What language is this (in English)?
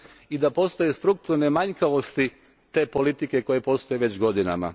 Croatian